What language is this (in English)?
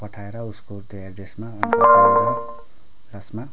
Nepali